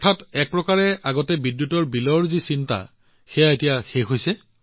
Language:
Assamese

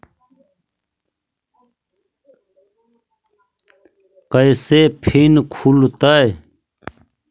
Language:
Magahi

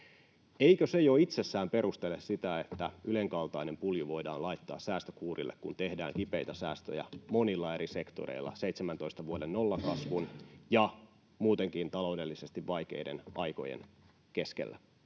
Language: Finnish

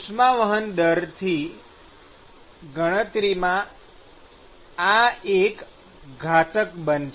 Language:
Gujarati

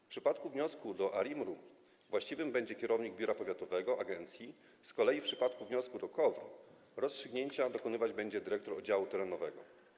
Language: Polish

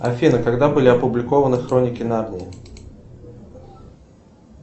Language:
Russian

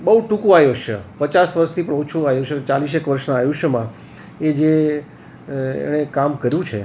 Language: Gujarati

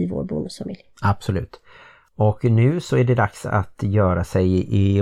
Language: Swedish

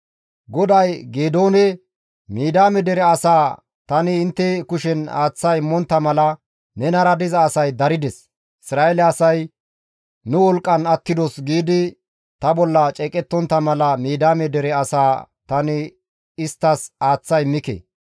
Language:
Gamo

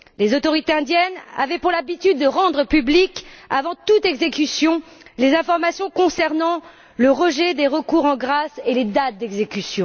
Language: French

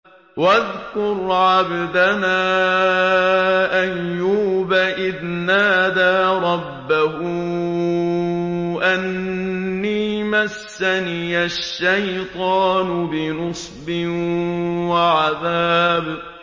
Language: Arabic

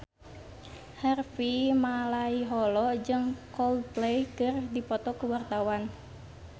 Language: Sundanese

